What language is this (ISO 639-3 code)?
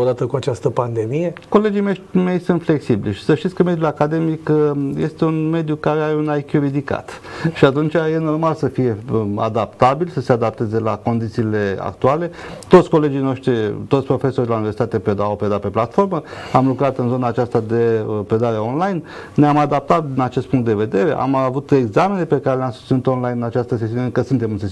ron